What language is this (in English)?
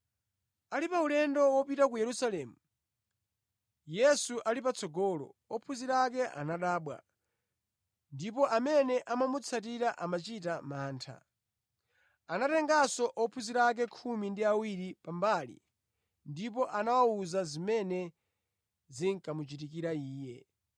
Nyanja